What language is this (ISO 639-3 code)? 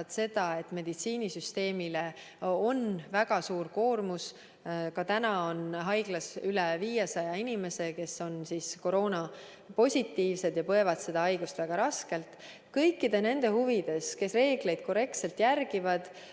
est